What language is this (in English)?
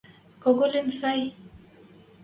Western Mari